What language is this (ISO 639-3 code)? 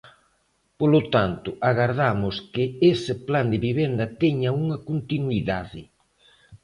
glg